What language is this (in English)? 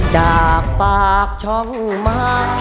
Thai